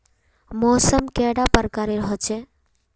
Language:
Magahi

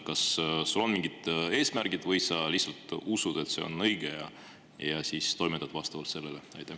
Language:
Estonian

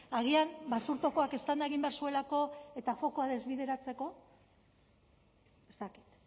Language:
Basque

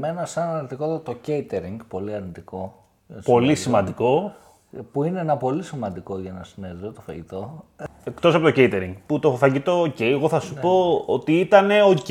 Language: Greek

